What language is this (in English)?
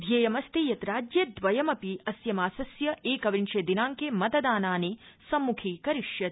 Sanskrit